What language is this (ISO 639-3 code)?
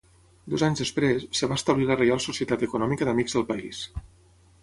cat